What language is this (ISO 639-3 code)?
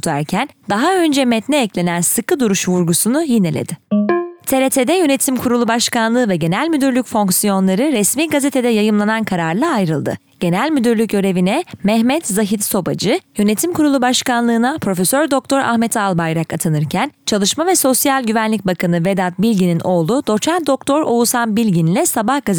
tur